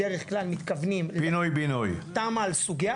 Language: Hebrew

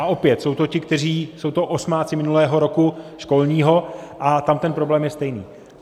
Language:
Czech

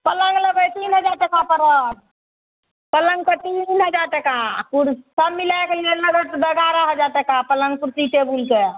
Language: Maithili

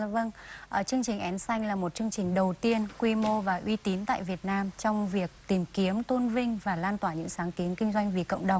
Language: Vietnamese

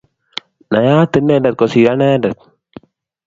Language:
Kalenjin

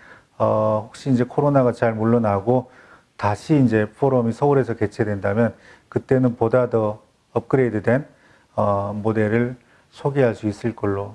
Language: Korean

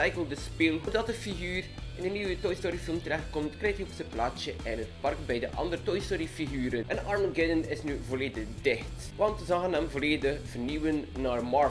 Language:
Dutch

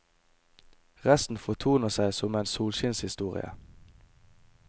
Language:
Norwegian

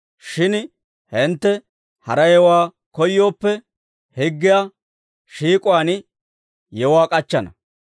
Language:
Dawro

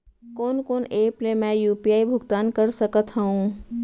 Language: Chhattisgarhi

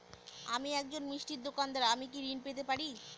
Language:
Bangla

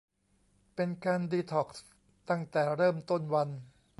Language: Thai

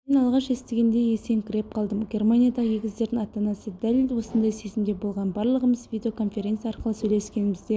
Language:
Kazakh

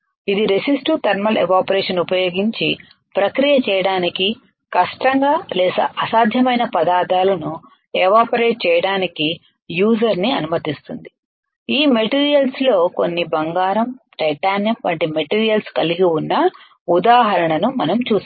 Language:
Telugu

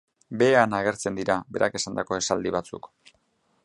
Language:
Basque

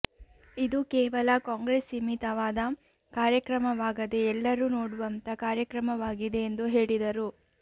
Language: Kannada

